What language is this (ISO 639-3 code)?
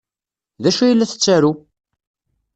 kab